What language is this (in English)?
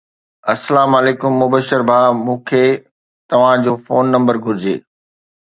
Sindhi